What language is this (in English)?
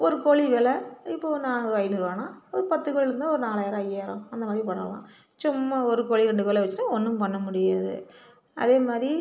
Tamil